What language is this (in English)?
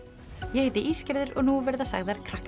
Icelandic